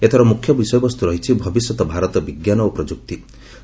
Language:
Odia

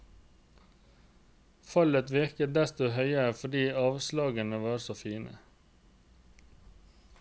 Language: Norwegian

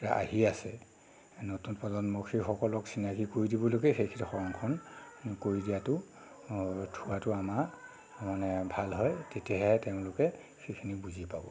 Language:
Assamese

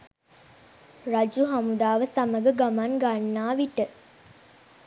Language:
Sinhala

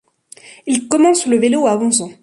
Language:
French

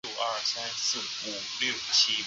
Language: Chinese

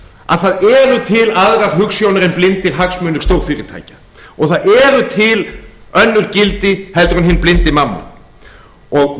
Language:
Icelandic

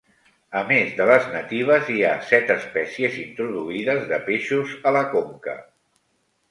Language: Catalan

